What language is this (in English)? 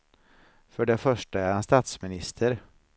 Swedish